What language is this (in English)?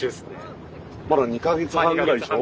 Japanese